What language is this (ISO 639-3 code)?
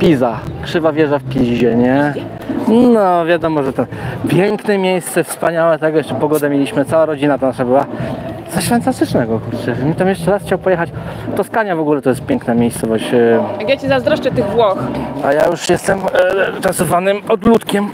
pol